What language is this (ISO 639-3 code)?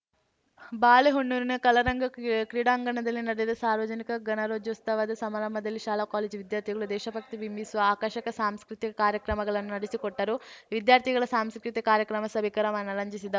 kan